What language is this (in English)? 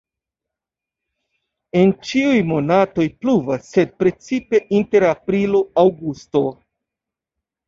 Esperanto